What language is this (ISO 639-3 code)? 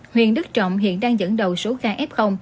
vie